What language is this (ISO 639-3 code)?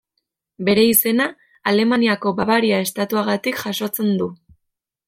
eus